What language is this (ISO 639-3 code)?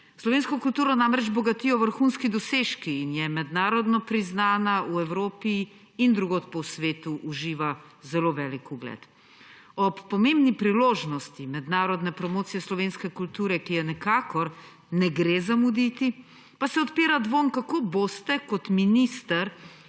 slv